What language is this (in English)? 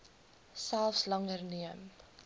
Afrikaans